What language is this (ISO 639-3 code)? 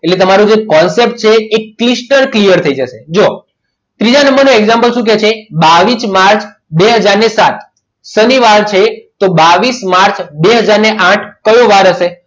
guj